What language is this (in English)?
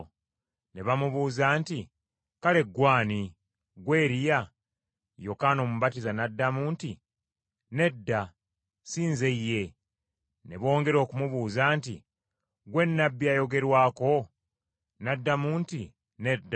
Ganda